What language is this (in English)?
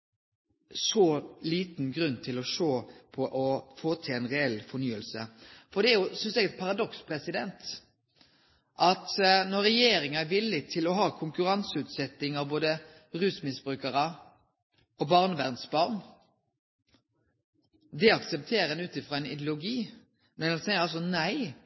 Norwegian Nynorsk